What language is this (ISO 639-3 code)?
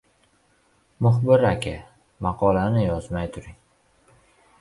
uzb